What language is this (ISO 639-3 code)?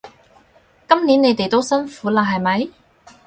yue